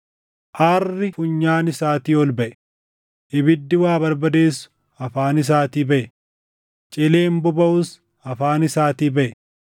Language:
Oromo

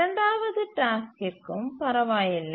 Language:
Tamil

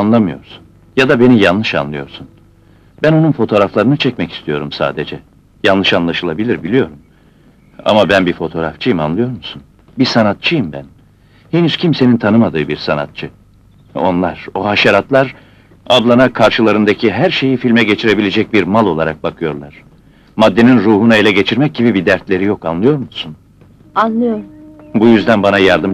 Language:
Turkish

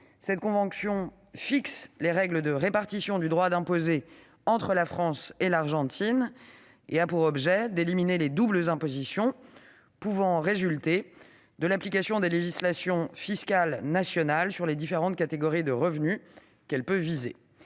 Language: French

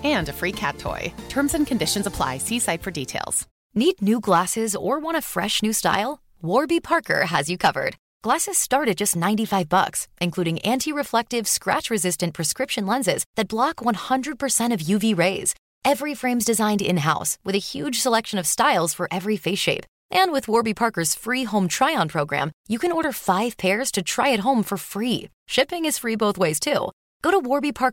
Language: Urdu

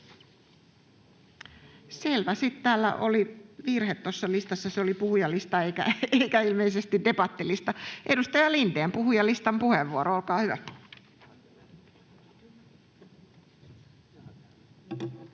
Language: Finnish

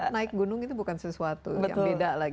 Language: Indonesian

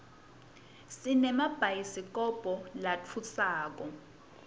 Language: Swati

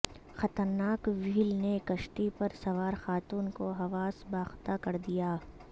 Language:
Urdu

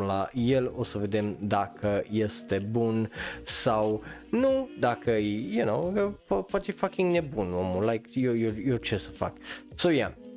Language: Romanian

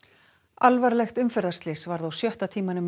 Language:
Icelandic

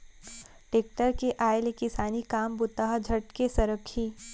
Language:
Chhattisgarhi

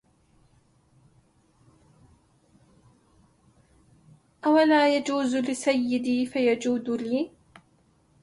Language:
Arabic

